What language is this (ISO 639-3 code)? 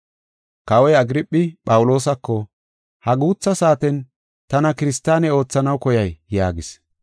gof